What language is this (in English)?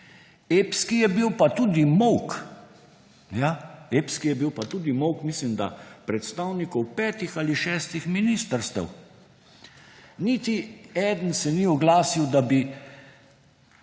Slovenian